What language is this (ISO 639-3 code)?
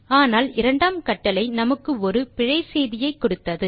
tam